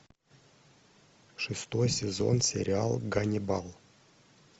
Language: Russian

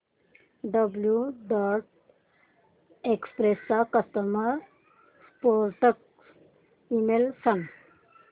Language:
Marathi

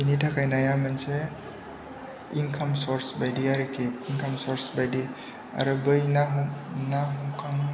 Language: Bodo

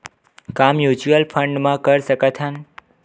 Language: Chhattisgarhi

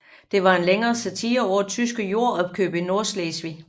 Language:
Danish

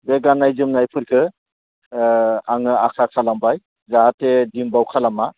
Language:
Bodo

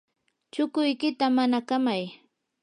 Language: Yanahuanca Pasco Quechua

